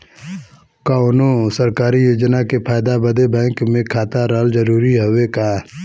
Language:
Bhojpuri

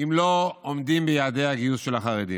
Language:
Hebrew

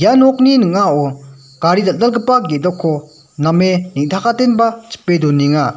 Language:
Garo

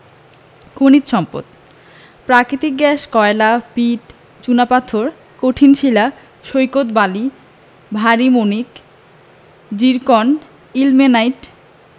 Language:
Bangla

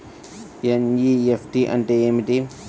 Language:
Telugu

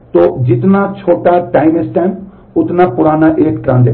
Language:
Hindi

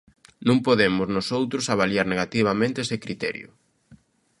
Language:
Galician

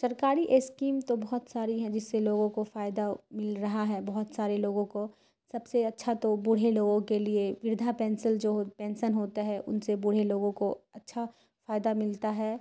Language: Urdu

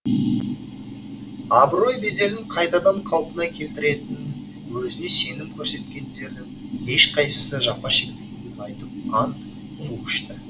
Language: Kazakh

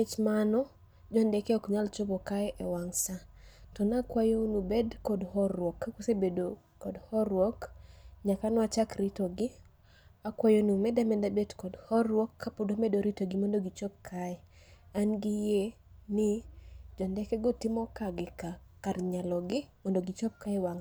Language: Luo (Kenya and Tanzania)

